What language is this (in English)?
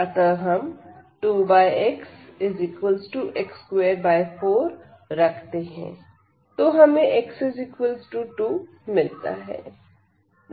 Hindi